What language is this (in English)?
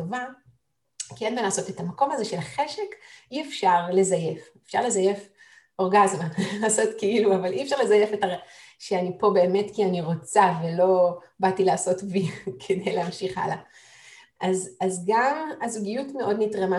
Hebrew